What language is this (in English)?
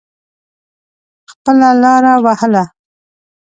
Pashto